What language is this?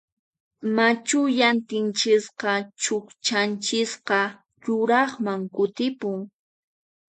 Puno Quechua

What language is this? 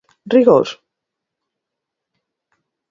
Galician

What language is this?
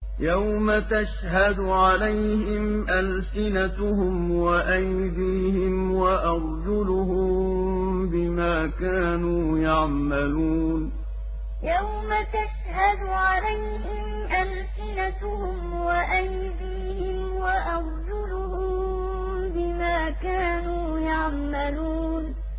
Arabic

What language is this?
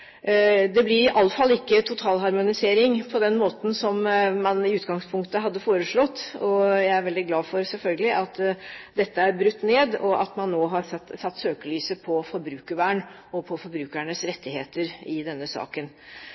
Norwegian Bokmål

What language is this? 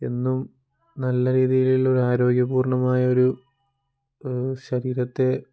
Malayalam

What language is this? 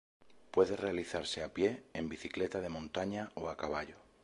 Spanish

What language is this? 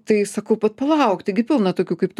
Lithuanian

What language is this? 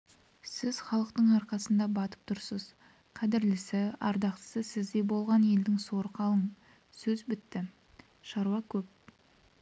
Kazakh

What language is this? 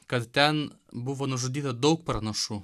Lithuanian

